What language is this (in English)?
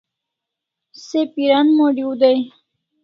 Kalasha